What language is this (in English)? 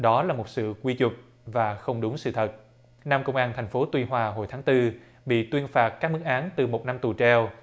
Vietnamese